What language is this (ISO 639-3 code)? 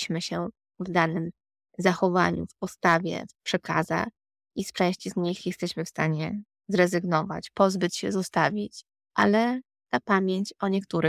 pol